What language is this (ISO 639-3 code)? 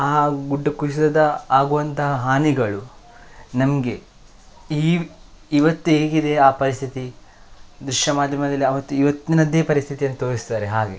kan